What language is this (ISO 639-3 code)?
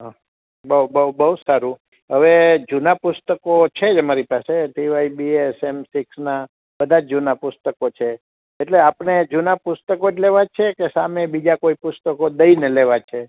guj